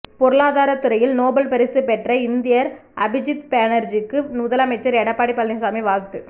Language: Tamil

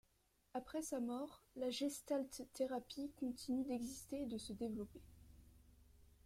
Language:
French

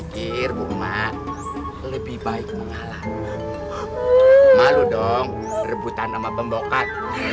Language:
Indonesian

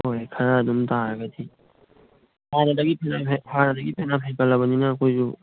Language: Manipuri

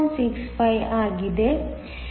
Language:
Kannada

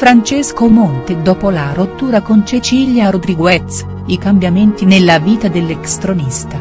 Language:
Italian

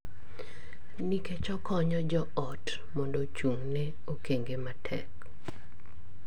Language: Luo (Kenya and Tanzania)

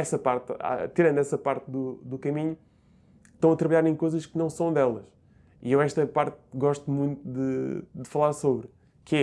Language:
Portuguese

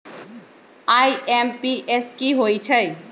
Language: Magahi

